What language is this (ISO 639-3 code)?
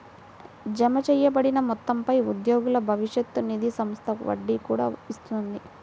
tel